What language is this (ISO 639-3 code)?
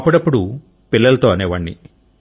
tel